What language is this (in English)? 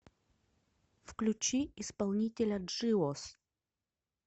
Russian